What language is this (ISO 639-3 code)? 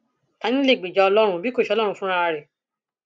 yor